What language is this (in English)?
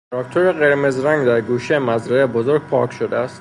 Persian